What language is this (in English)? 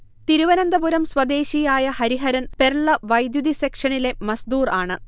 Malayalam